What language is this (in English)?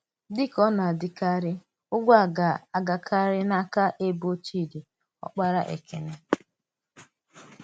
Igbo